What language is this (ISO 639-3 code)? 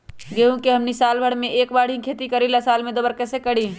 mag